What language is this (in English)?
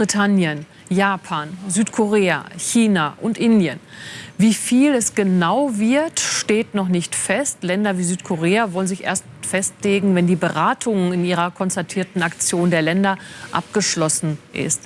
German